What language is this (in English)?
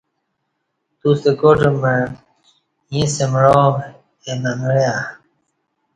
Kati